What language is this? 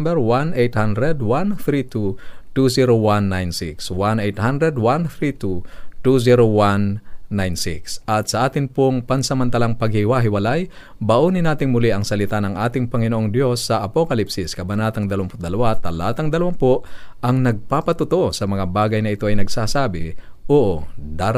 Filipino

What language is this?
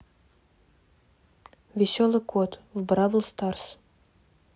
Russian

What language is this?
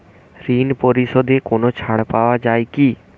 Bangla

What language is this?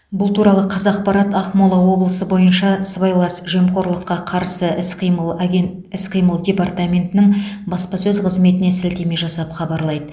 Kazakh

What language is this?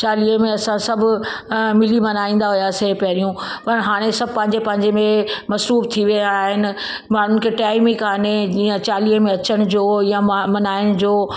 Sindhi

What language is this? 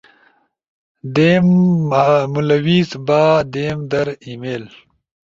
Ushojo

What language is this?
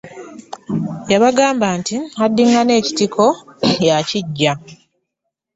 Ganda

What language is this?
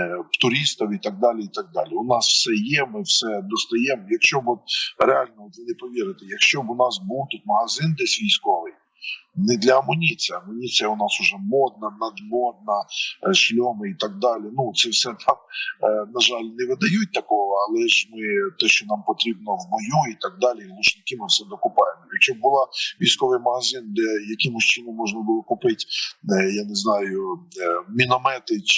Ukrainian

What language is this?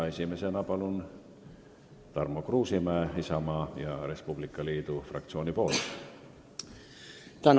Estonian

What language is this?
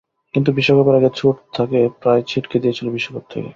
Bangla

